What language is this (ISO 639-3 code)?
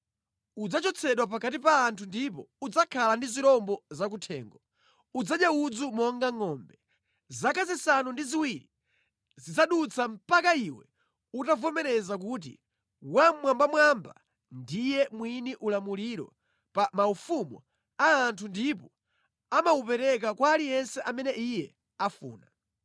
nya